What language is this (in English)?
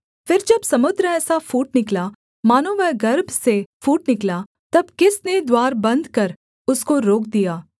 Hindi